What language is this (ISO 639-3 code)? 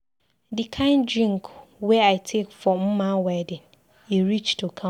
pcm